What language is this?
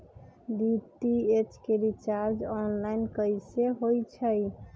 Magahi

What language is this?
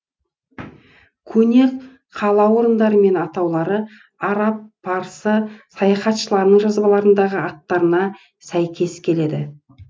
Kazakh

